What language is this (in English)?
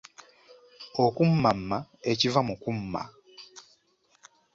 Ganda